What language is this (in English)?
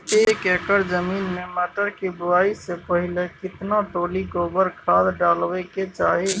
Maithili